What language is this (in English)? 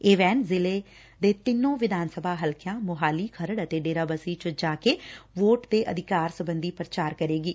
Punjabi